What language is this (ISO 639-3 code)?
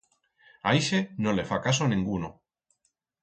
arg